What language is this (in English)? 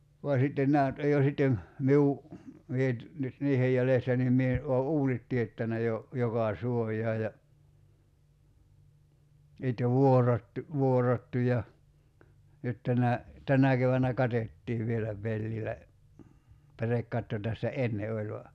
Finnish